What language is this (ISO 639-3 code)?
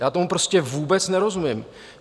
ces